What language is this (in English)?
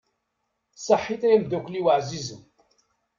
Kabyle